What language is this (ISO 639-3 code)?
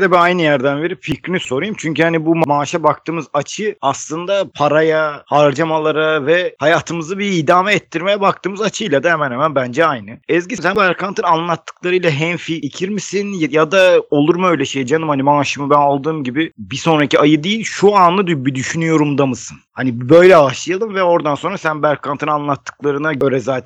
tur